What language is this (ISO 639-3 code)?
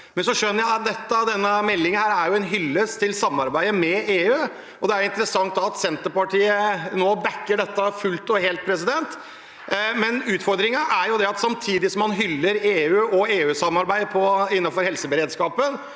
nor